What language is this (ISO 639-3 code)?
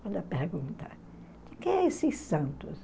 por